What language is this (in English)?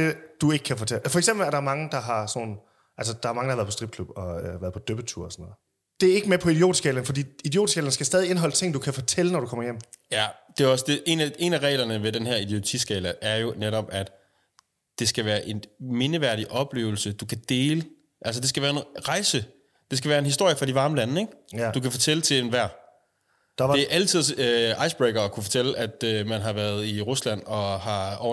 Danish